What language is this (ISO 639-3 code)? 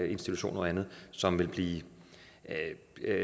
dan